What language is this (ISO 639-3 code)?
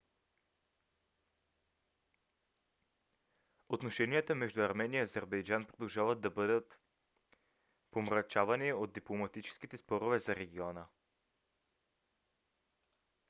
bul